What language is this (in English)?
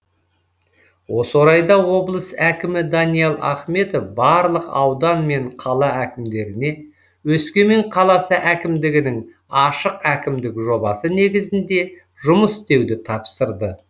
Kazakh